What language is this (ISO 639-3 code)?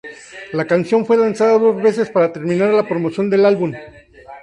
spa